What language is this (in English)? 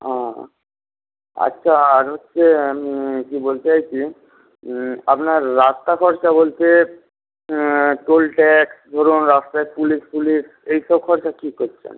Bangla